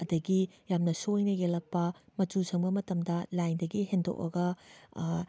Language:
Manipuri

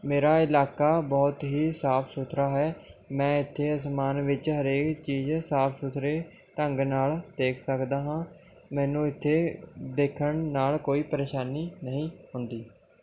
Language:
Punjabi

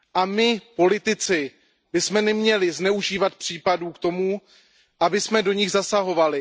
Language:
Czech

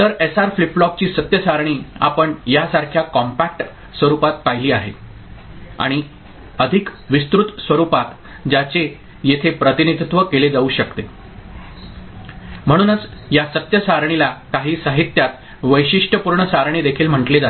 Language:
Marathi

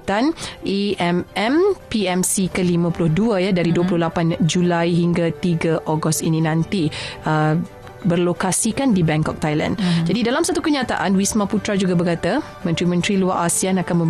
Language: Malay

